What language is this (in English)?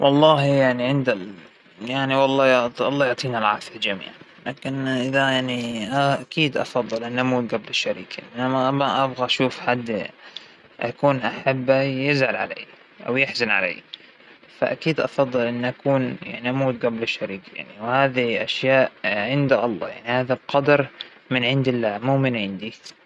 Hijazi Arabic